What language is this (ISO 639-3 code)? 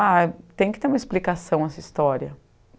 por